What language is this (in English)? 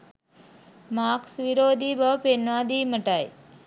Sinhala